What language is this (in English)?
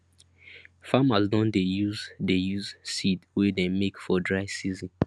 Nigerian Pidgin